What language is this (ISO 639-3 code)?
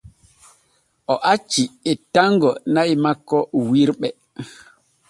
fue